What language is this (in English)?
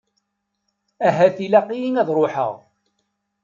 Kabyle